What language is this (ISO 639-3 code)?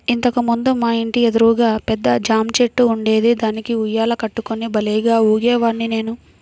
tel